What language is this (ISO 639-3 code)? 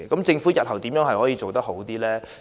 yue